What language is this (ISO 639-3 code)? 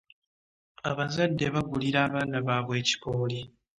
lug